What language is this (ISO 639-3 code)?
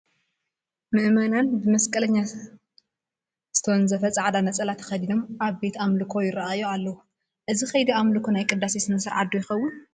tir